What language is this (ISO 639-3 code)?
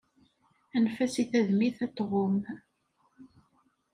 kab